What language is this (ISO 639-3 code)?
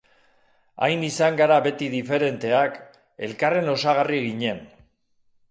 eus